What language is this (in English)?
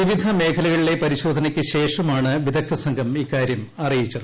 Malayalam